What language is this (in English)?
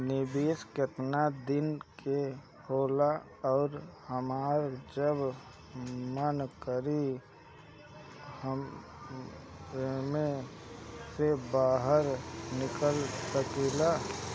Bhojpuri